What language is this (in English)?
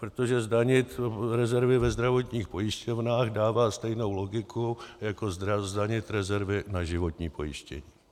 Czech